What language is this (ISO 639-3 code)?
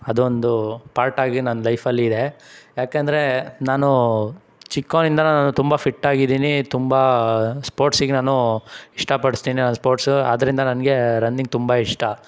kan